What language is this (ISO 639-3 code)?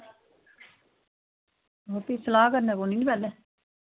doi